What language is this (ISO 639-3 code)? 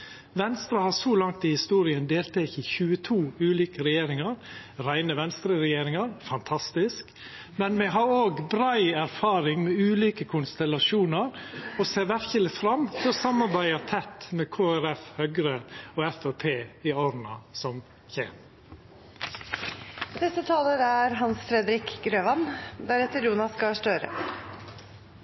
nno